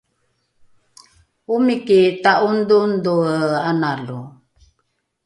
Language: Rukai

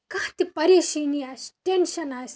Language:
Kashmiri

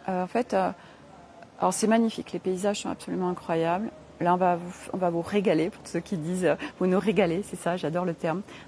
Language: French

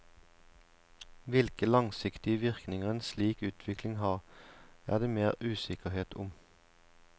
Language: Norwegian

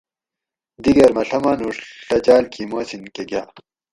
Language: Gawri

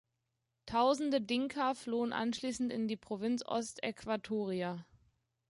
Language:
German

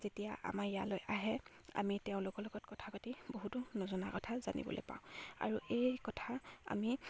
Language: Assamese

